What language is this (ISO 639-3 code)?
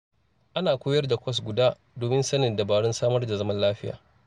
hau